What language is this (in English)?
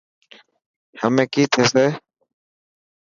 Dhatki